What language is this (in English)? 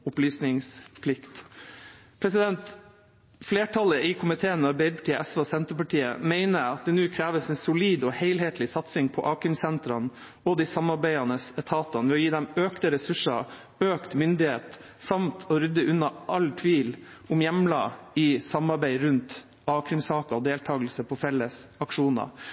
Norwegian Bokmål